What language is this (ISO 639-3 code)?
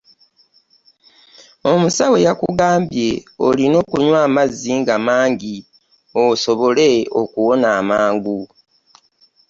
lug